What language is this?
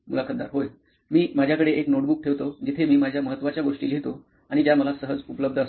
Marathi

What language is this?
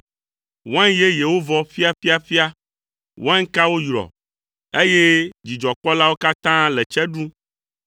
Ewe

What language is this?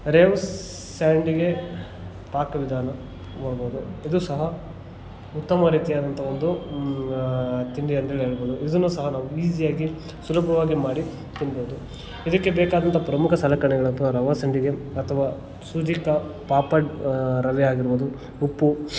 Kannada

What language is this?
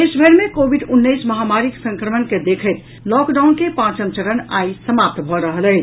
Maithili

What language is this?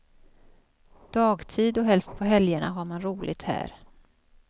Swedish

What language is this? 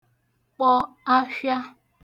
Igbo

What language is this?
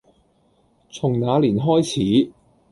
Cantonese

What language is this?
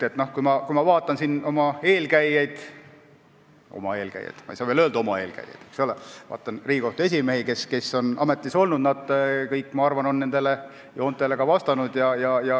Estonian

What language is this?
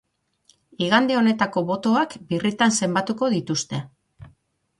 Basque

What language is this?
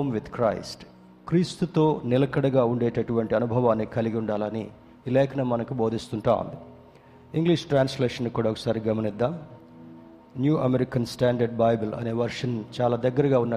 Telugu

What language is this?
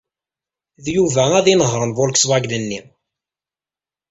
Kabyle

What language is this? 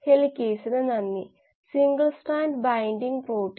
Malayalam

